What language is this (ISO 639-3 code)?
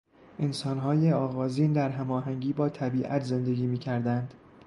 fas